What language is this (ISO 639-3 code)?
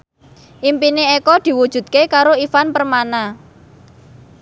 jav